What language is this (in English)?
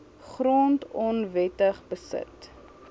Afrikaans